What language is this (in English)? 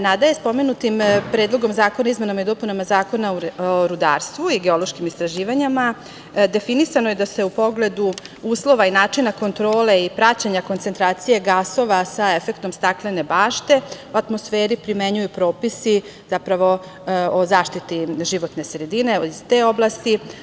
Serbian